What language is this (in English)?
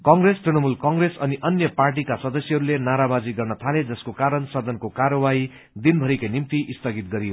Nepali